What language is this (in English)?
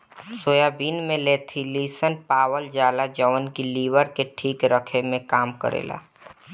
Bhojpuri